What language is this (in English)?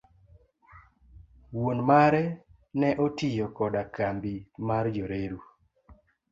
Luo (Kenya and Tanzania)